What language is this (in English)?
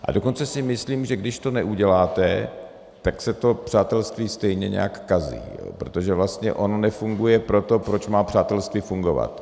Czech